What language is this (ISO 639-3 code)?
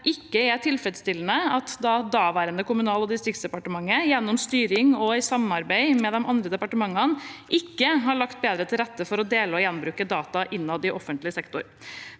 nor